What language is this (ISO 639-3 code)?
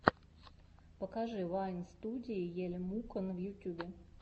rus